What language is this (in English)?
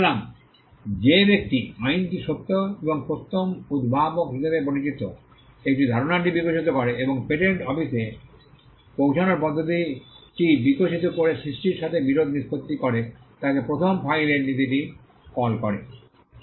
Bangla